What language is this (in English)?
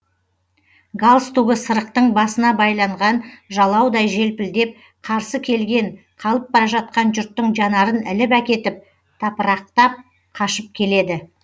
Kazakh